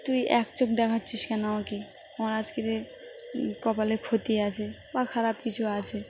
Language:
Bangla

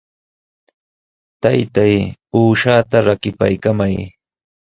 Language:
Sihuas Ancash Quechua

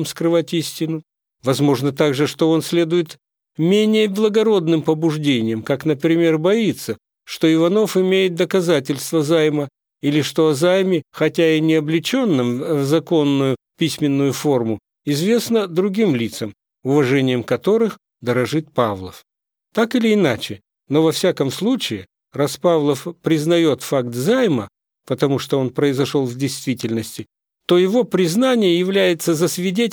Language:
Russian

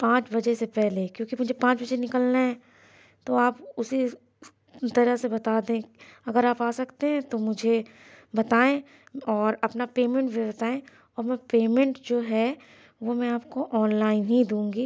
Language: Urdu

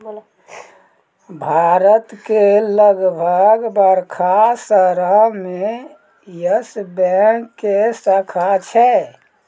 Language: Maithili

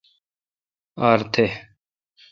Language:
Kalkoti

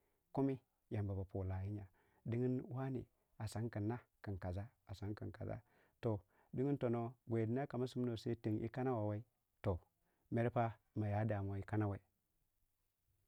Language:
Waja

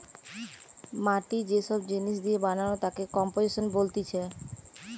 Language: Bangla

